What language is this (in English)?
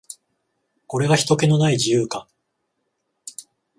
Japanese